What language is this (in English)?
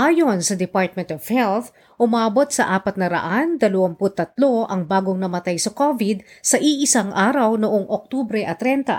Filipino